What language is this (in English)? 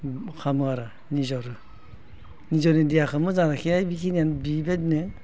Bodo